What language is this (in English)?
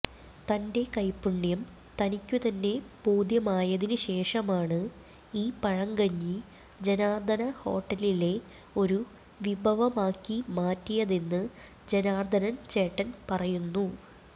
Malayalam